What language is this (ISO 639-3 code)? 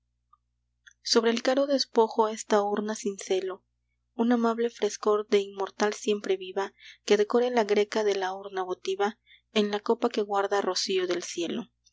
spa